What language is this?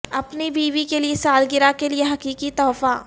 Urdu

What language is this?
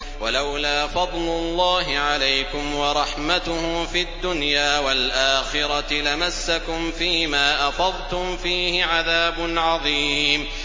Arabic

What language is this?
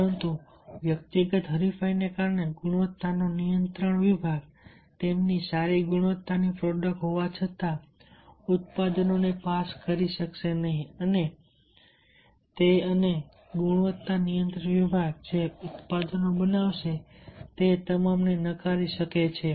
Gujarati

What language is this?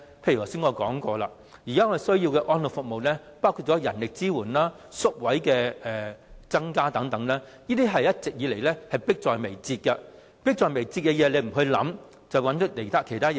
Cantonese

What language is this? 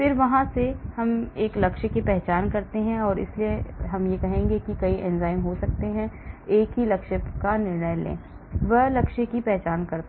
Hindi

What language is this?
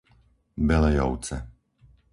Slovak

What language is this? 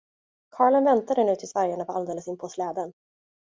Swedish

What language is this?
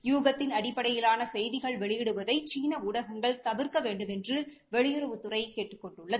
Tamil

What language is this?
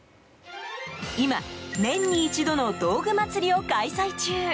Japanese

